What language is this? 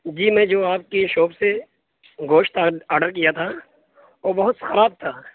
Urdu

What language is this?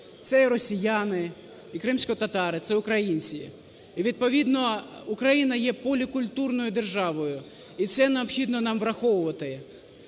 Ukrainian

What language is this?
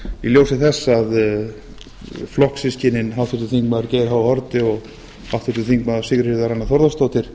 Icelandic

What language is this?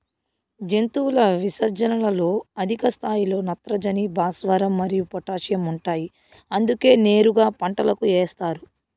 Telugu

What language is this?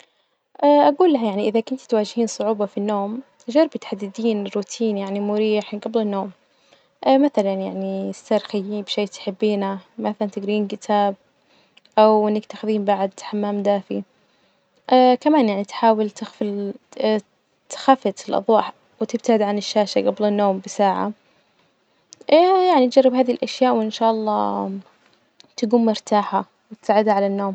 Najdi Arabic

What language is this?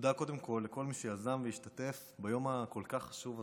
Hebrew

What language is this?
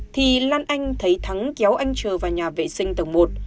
Vietnamese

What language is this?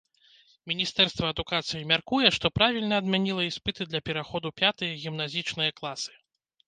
Belarusian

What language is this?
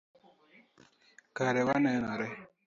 Luo (Kenya and Tanzania)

